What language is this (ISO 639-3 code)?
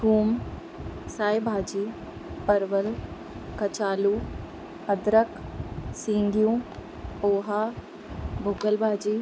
snd